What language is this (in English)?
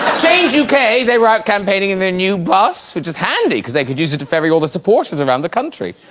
English